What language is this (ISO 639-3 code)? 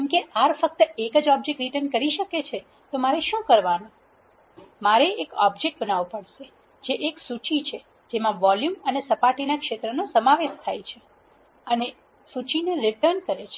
guj